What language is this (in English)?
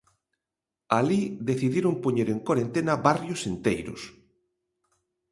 Galician